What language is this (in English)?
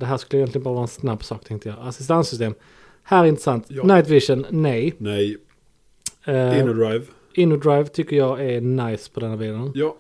Swedish